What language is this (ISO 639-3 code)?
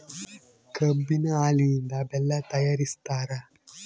kan